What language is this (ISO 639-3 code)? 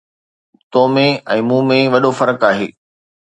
snd